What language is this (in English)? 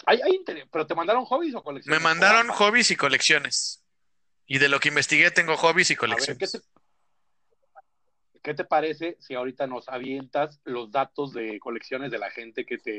Spanish